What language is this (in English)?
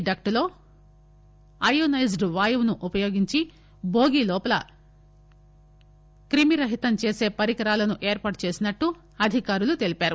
Telugu